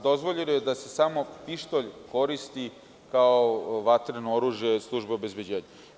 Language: Serbian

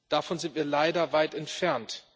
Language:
German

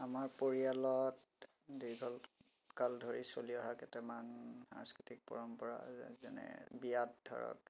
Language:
Assamese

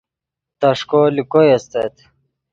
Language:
Yidgha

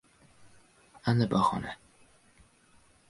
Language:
Uzbek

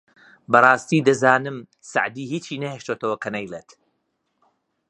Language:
Central Kurdish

